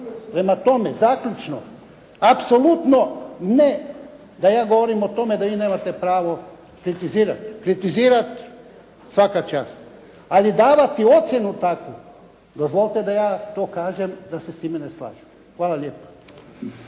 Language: Croatian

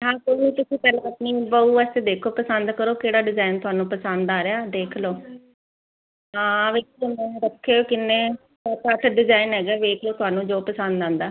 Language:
Punjabi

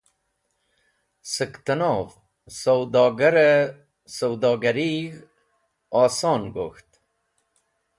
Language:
Wakhi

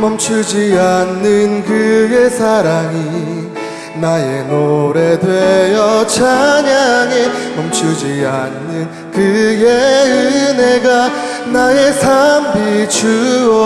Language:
Korean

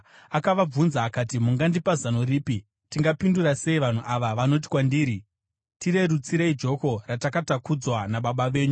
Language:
Shona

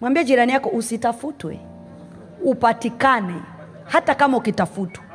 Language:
Swahili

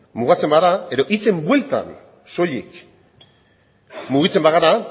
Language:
Basque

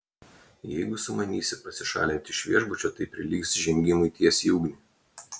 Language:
Lithuanian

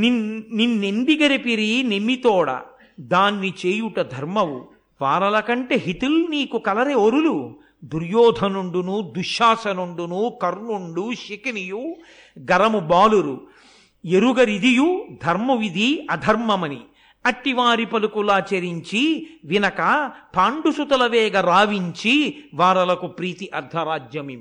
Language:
Telugu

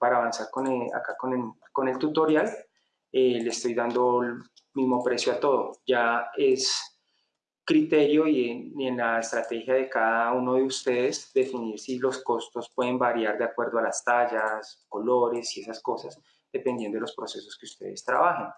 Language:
Spanish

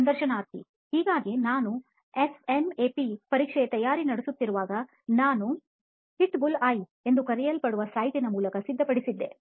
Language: Kannada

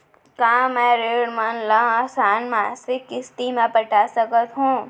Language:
Chhattisgarhi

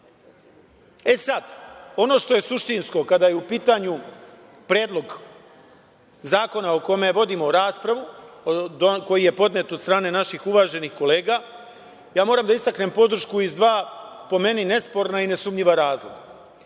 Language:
Serbian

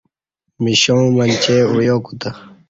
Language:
Kati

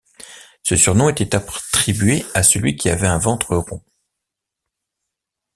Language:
French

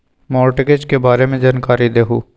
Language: Magahi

